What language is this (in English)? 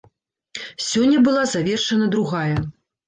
Belarusian